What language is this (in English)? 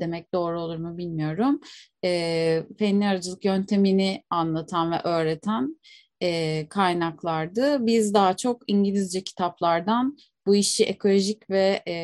Turkish